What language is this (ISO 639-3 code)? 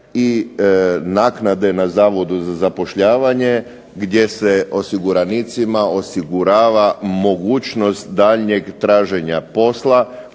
hrv